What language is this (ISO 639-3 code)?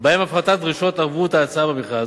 heb